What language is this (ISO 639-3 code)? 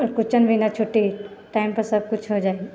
mai